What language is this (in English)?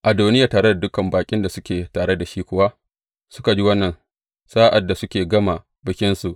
Hausa